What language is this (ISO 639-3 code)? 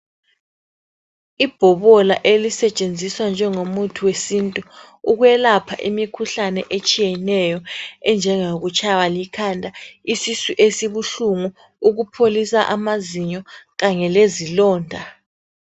nde